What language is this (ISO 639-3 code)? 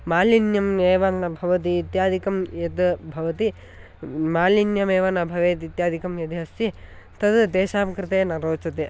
san